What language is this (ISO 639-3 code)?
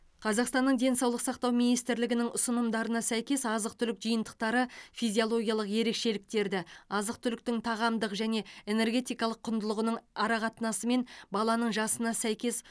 kaz